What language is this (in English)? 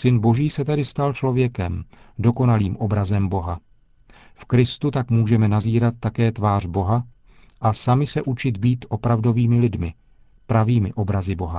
Czech